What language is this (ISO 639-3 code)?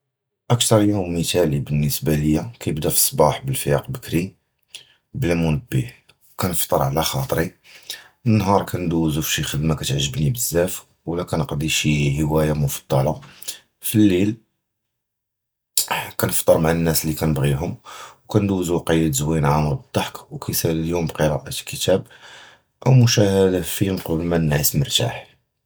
jrb